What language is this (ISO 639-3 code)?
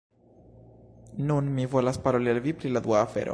epo